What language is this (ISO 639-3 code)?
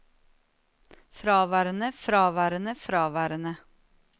nor